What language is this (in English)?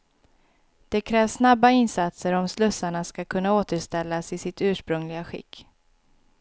Swedish